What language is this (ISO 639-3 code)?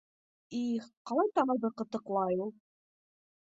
bak